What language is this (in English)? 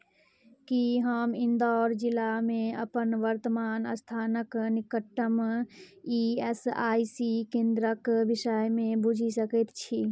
Maithili